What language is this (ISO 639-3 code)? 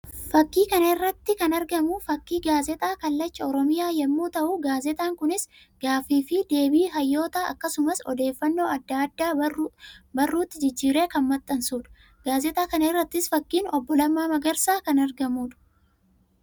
orm